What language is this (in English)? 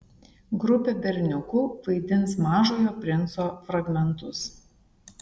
Lithuanian